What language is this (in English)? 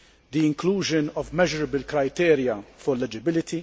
English